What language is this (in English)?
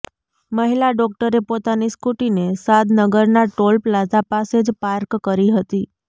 Gujarati